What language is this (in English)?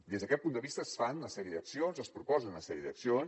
Catalan